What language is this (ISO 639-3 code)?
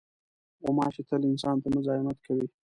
pus